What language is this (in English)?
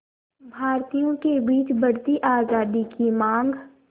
Hindi